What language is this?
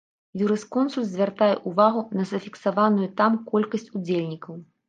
Belarusian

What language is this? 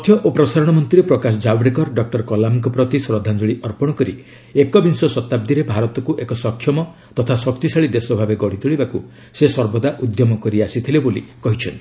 Odia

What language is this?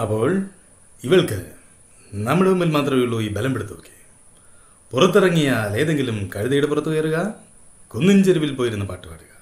Malayalam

